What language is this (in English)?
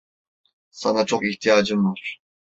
Turkish